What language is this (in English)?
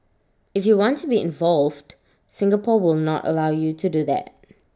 English